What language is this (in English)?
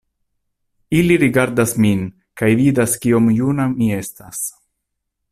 Esperanto